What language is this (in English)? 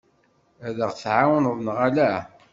Kabyle